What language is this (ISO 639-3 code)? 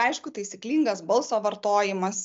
lit